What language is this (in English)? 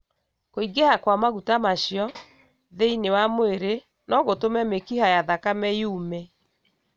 Kikuyu